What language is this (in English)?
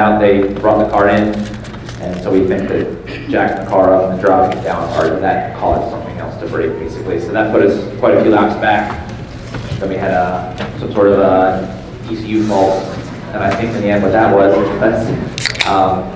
English